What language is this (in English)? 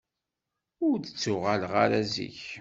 Kabyle